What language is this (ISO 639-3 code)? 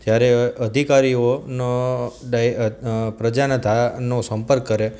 guj